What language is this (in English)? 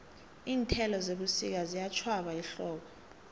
South Ndebele